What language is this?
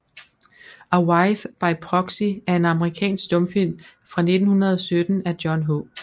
Danish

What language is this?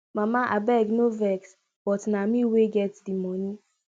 Nigerian Pidgin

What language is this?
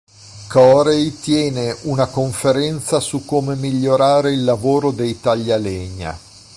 Italian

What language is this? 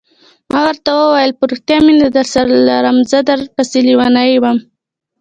Pashto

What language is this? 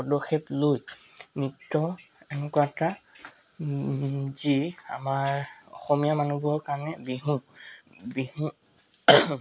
Assamese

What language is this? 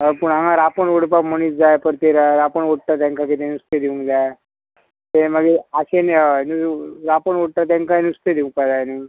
Konkani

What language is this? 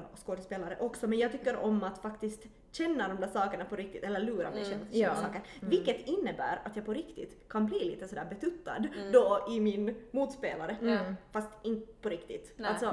Swedish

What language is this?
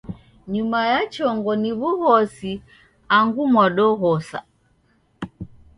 Taita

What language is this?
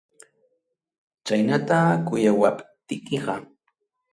Ayacucho Quechua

